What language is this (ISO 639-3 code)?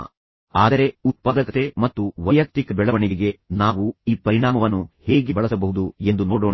kan